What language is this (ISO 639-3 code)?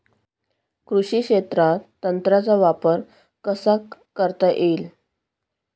mar